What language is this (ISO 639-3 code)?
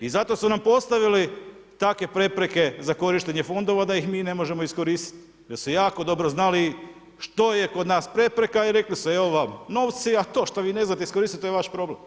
hrv